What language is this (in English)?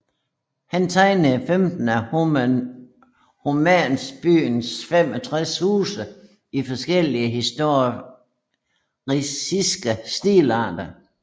Danish